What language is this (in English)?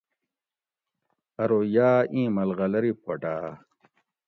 Gawri